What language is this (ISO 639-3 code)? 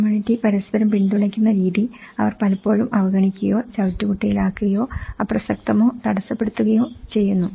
mal